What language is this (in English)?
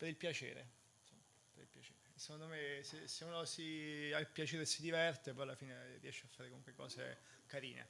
Italian